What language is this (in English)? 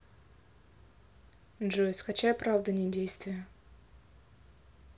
Russian